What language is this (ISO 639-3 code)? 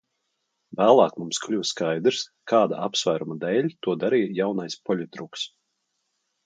lav